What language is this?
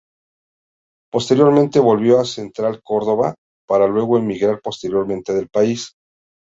Spanish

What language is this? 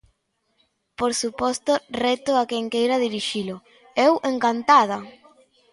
Galician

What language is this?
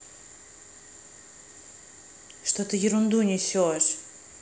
Russian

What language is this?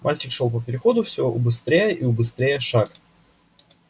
Russian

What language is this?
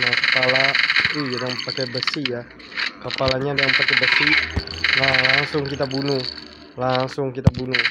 Indonesian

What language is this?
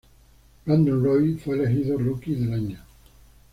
Spanish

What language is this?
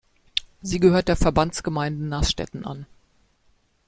German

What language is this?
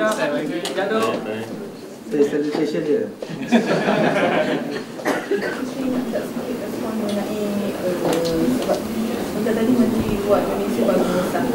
Malay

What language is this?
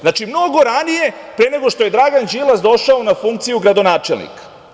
Serbian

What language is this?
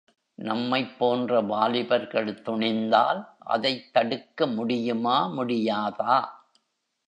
Tamil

